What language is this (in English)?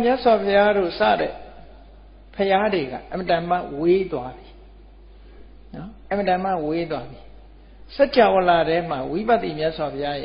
Vietnamese